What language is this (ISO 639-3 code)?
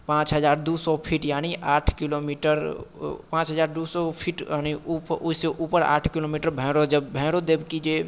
mai